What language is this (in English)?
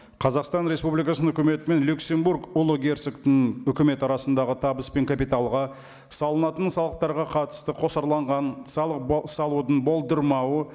Kazakh